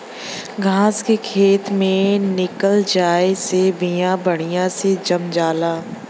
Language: Bhojpuri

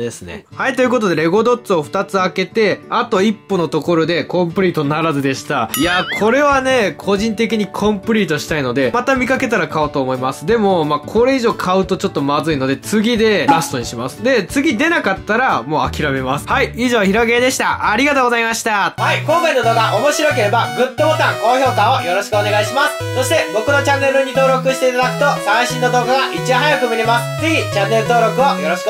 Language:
Japanese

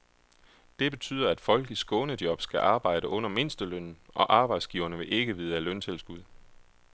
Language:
Danish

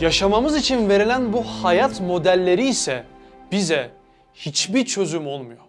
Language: Turkish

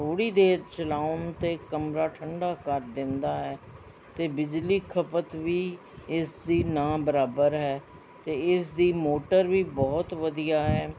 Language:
Punjabi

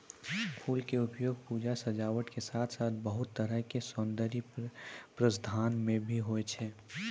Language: Maithili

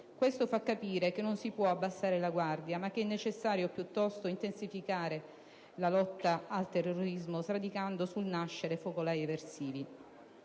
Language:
Italian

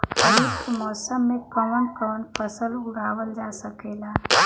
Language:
Bhojpuri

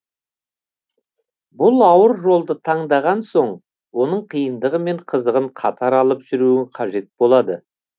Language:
Kazakh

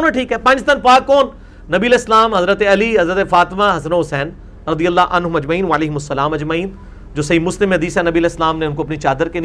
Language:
Urdu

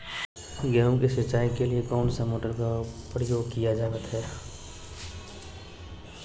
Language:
Magahi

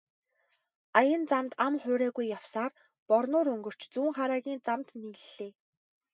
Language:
Mongolian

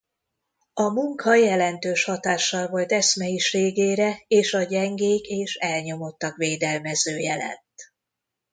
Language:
Hungarian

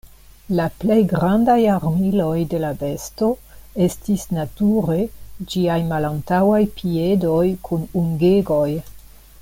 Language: Esperanto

